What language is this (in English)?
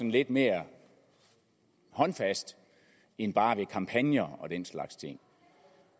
Danish